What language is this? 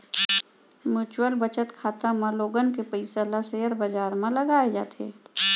Chhattisgarhi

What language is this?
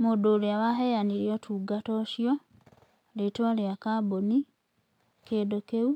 Kikuyu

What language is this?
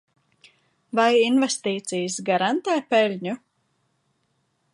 Latvian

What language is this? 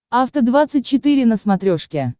Russian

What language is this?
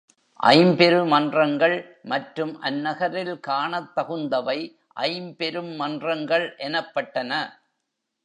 Tamil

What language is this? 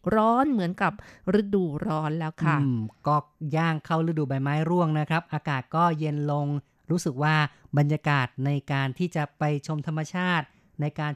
Thai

